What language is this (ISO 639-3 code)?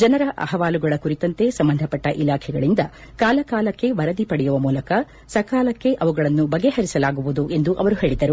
kan